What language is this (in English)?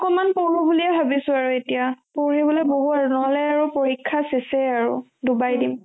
Assamese